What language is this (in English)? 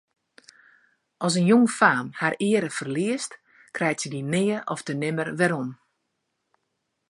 Western Frisian